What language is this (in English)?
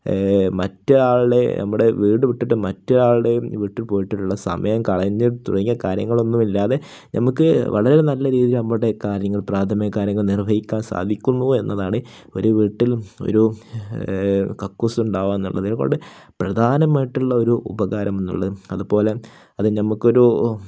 Malayalam